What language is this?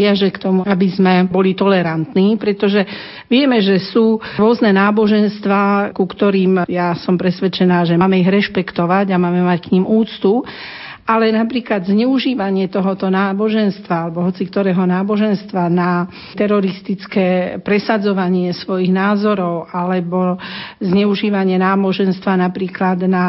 Slovak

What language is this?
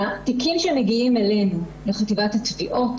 Hebrew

